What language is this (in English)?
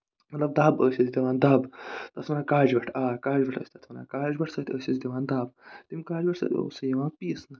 Kashmiri